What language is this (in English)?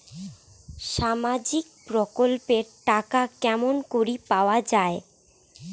Bangla